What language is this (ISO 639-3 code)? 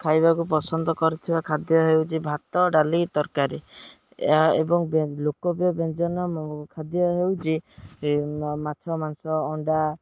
ori